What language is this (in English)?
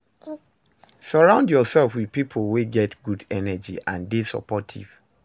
Nigerian Pidgin